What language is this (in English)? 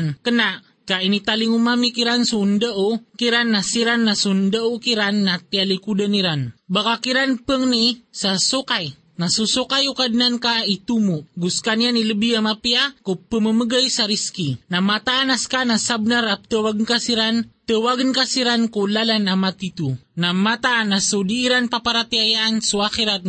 Filipino